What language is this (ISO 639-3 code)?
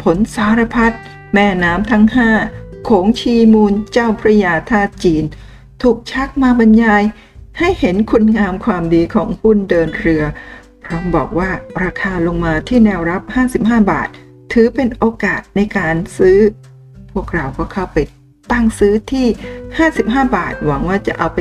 tha